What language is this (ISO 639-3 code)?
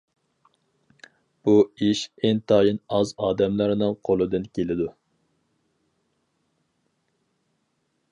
uig